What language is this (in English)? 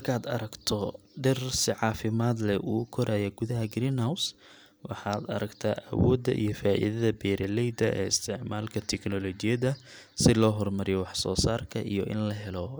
Somali